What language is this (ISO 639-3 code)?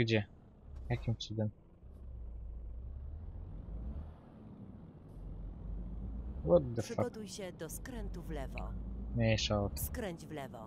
pol